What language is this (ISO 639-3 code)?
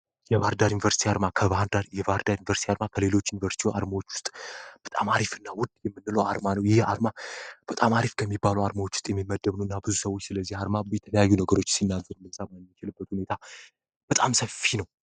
amh